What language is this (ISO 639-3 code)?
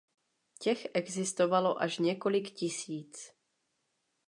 ces